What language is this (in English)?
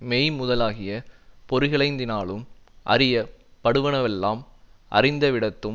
Tamil